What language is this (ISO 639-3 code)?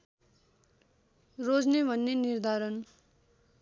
nep